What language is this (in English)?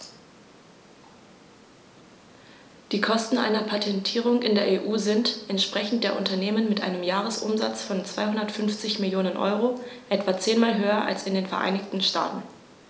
German